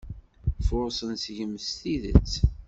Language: Kabyle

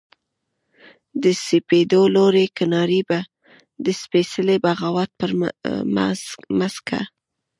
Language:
Pashto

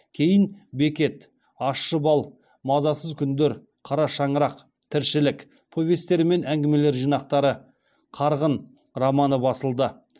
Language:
Kazakh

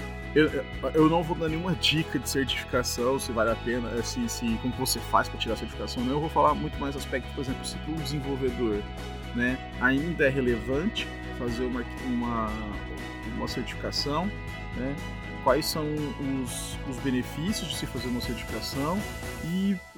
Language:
Portuguese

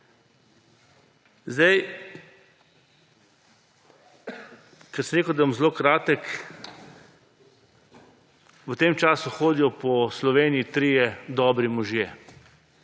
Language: Slovenian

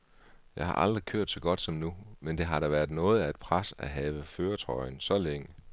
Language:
Danish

